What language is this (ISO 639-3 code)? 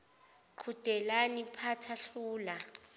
zul